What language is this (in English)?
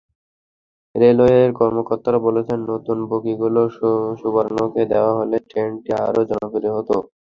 Bangla